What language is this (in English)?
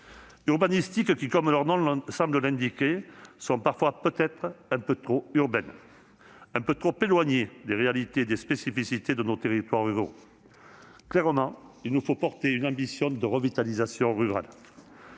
French